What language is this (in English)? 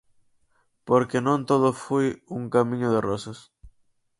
Galician